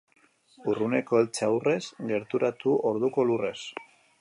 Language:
Basque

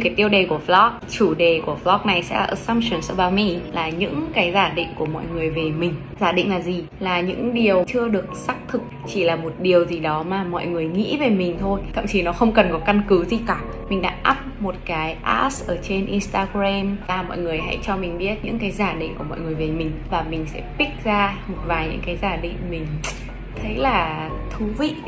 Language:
Vietnamese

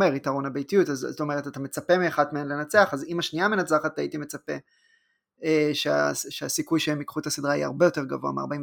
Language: Hebrew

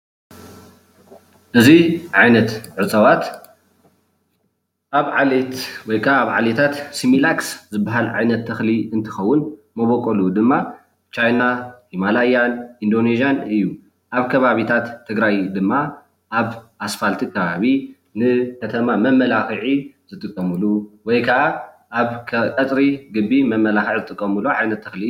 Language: Tigrinya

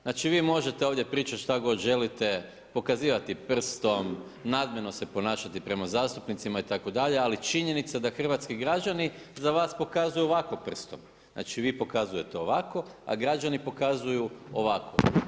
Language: Croatian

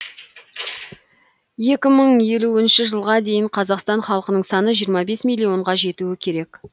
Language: Kazakh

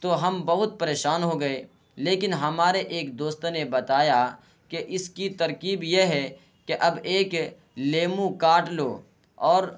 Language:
Urdu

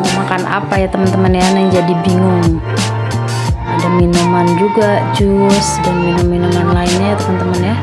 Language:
Indonesian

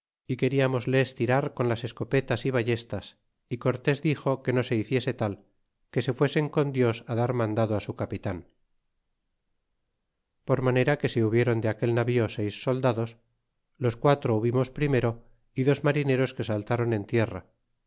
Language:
Spanish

